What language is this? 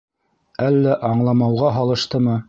Bashkir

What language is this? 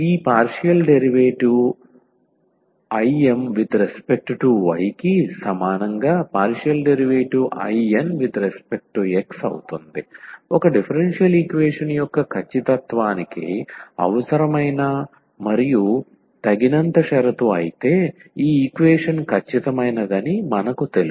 Telugu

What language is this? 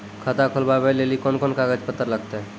Maithili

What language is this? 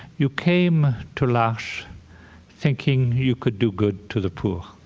English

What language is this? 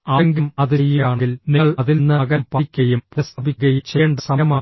Malayalam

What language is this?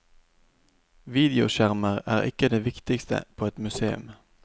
Norwegian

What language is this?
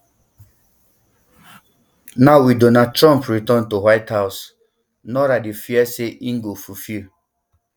Nigerian Pidgin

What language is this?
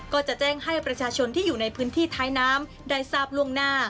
Thai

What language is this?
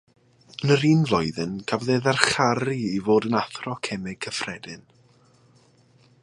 Welsh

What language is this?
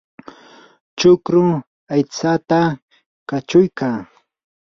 Yanahuanca Pasco Quechua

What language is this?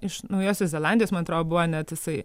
Lithuanian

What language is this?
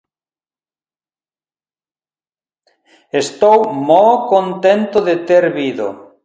Galician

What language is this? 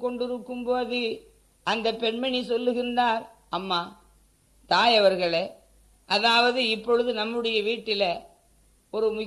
Tamil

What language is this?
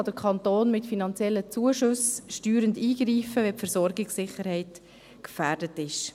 Swiss German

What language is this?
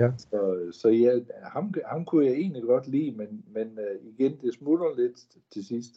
Danish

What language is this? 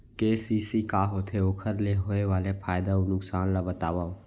Chhattisgarhi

